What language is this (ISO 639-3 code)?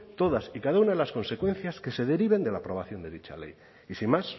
spa